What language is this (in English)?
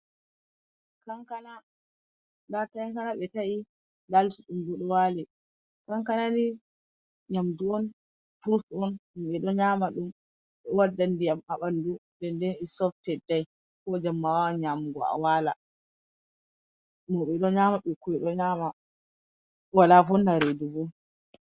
Fula